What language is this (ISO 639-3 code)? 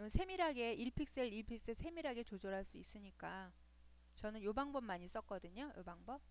kor